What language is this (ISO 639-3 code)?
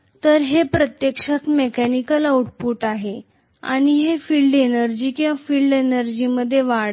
mar